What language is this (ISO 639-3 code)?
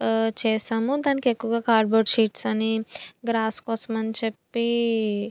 tel